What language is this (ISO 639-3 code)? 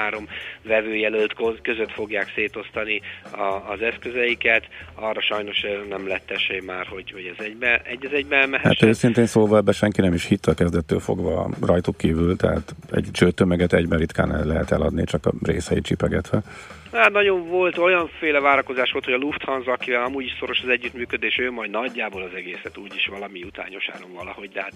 hun